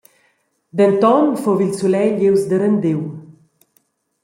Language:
Romansh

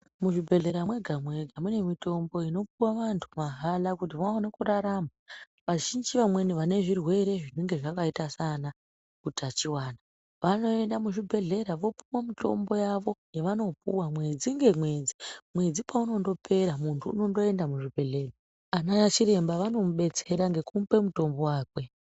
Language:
Ndau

